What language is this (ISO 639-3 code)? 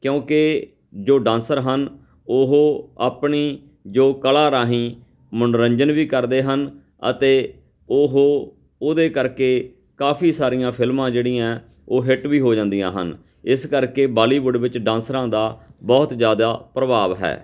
pan